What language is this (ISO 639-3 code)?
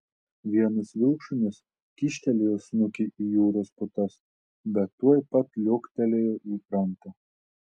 lit